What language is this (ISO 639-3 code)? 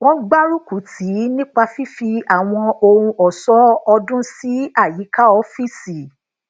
yor